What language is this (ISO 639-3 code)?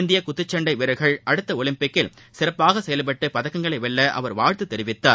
tam